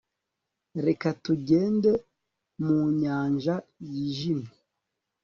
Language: Kinyarwanda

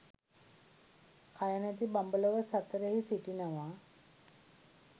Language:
Sinhala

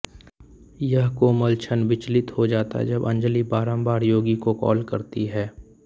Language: Hindi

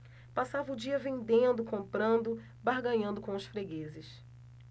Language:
Portuguese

